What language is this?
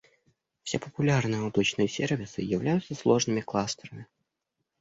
Russian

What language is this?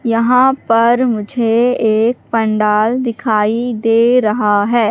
Hindi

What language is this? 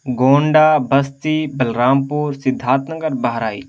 Urdu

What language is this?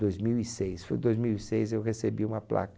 Portuguese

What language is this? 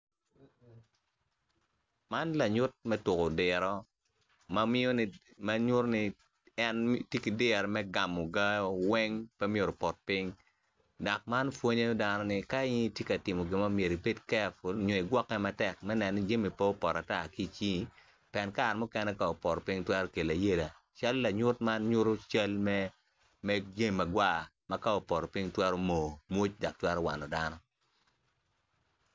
Acoli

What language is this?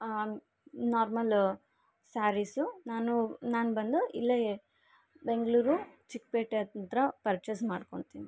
Kannada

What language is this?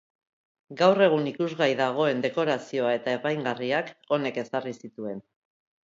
Basque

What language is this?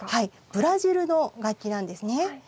Japanese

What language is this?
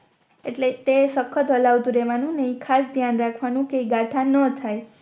Gujarati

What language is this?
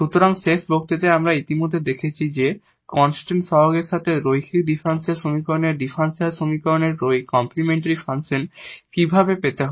Bangla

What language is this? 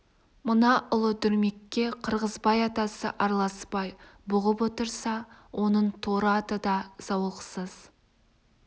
Kazakh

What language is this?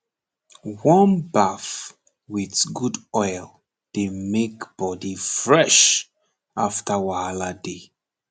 Nigerian Pidgin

